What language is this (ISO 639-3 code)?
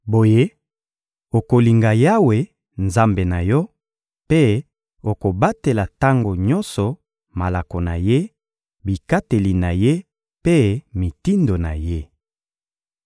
lin